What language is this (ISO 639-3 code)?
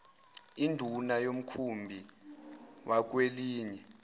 zul